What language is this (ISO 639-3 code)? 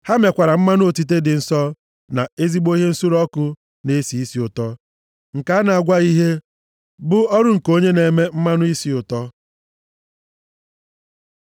ibo